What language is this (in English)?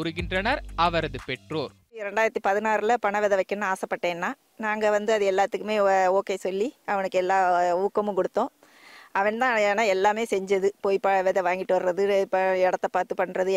Tamil